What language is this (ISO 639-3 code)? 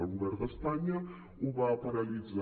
cat